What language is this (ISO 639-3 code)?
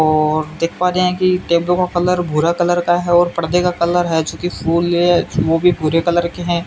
hin